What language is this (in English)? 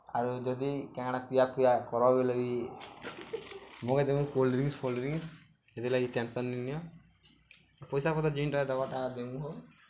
Odia